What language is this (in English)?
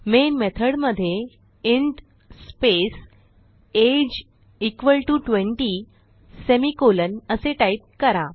Marathi